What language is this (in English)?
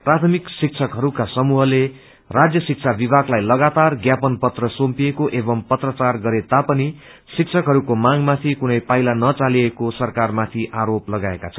Nepali